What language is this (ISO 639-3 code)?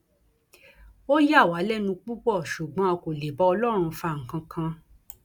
yor